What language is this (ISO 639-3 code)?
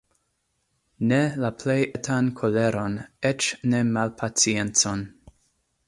epo